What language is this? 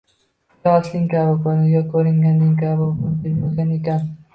Uzbek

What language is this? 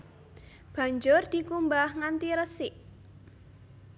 Javanese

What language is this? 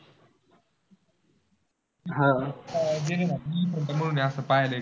Marathi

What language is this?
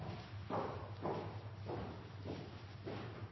Norwegian Nynorsk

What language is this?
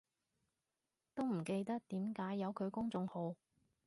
Cantonese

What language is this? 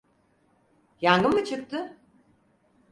Turkish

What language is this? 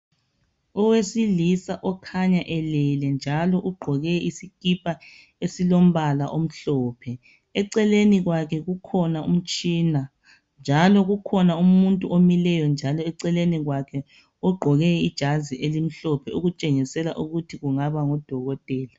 North Ndebele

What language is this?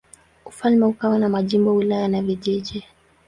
Swahili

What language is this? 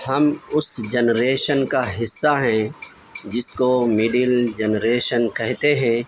Urdu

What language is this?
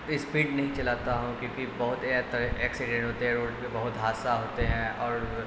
Urdu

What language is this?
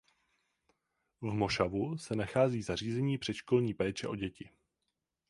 Czech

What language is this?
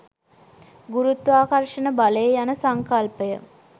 Sinhala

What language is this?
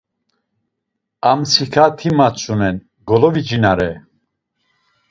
Laz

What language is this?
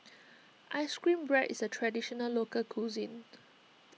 English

